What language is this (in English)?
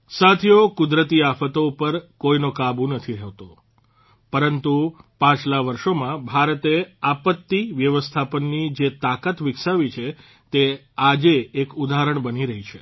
Gujarati